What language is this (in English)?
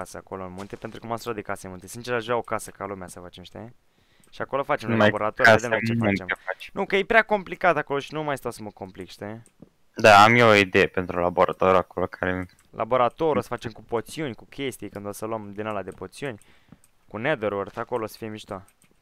Romanian